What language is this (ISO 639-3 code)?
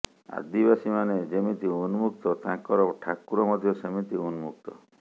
ori